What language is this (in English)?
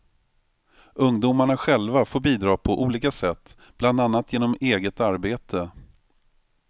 Swedish